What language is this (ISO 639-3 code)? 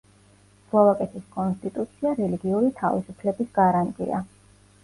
kat